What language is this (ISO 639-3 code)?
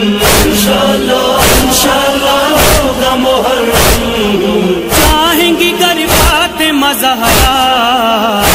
hin